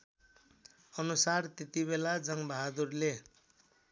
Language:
Nepali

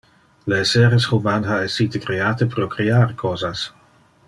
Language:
Interlingua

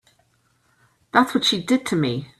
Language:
English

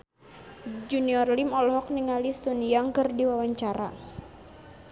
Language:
Sundanese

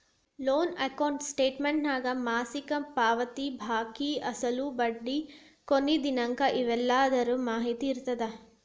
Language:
Kannada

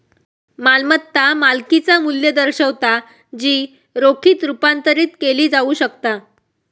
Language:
Marathi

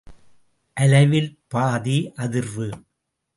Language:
Tamil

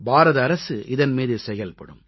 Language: Tamil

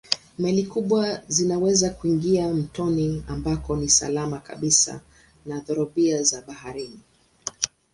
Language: Swahili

